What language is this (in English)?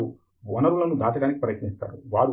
Telugu